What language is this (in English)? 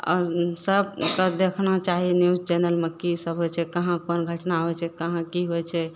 Maithili